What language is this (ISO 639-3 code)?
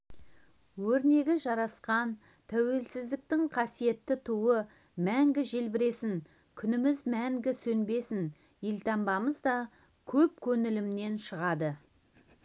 kaz